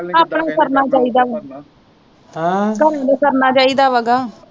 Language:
Punjabi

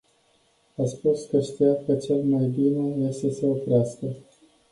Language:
Romanian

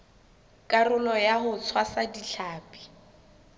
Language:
Southern Sotho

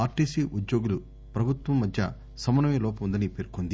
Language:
Telugu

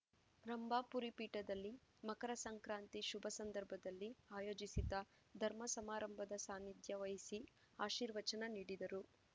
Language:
Kannada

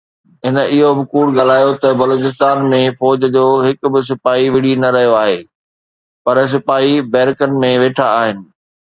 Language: Sindhi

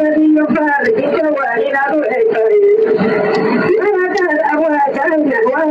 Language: Arabic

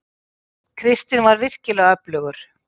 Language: Icelandic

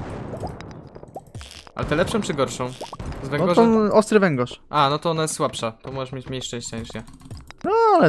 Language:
Polish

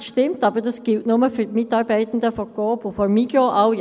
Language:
Swiss German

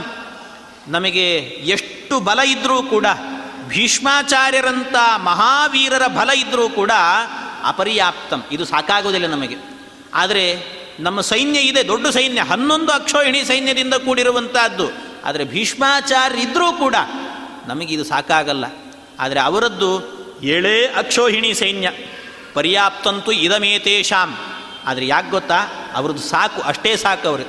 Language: Kannada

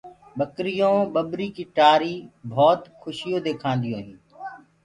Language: Gurgula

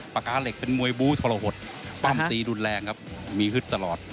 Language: Thai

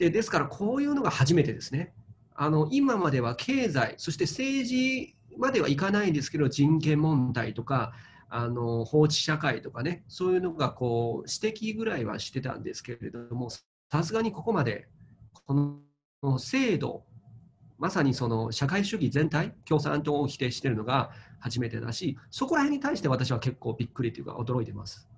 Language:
Japanese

